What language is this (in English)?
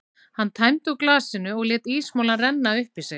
Icelandic